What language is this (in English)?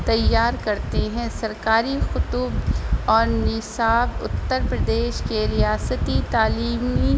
Urdu